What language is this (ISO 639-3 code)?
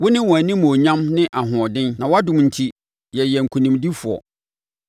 aka